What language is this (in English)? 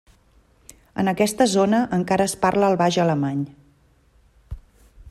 Catalan